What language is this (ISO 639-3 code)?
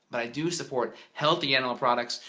eng